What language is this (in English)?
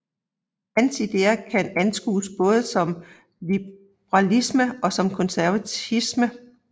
Danish